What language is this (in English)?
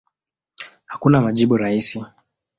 Swahili